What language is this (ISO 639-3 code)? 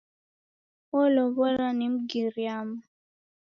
dav